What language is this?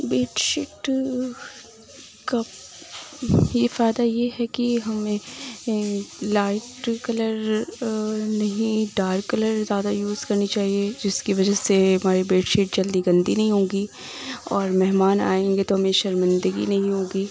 Urdu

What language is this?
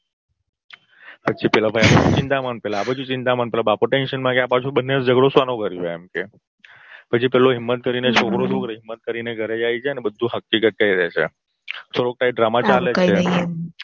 Gujarati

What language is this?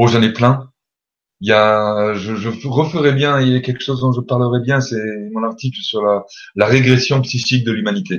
French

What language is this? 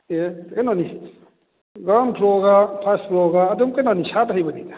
Manipuri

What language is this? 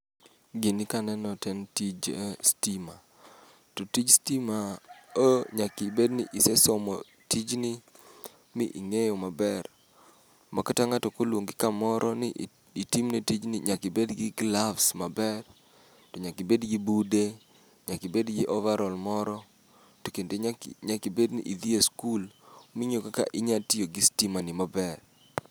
Luo (Kenya and Tanzania)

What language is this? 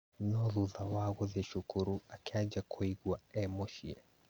Kikuyu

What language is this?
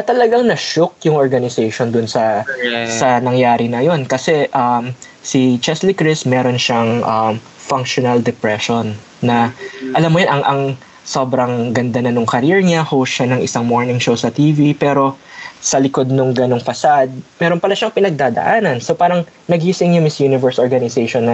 Filipino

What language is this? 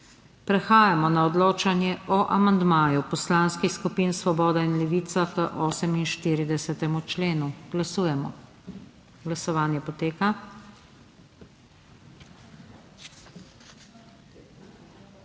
Slovenian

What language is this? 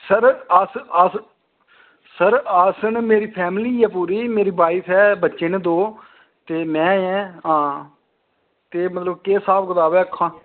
Dogri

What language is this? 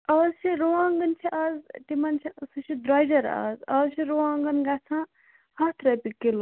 Kashmiri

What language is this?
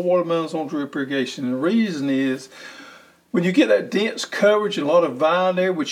English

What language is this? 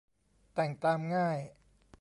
Thai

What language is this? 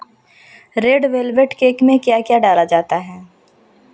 Hindi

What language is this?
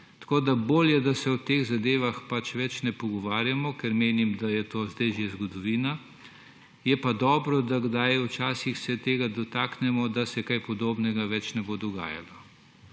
Slovenian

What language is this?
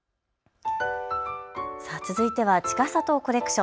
Japanese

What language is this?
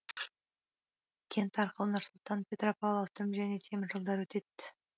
Kazakh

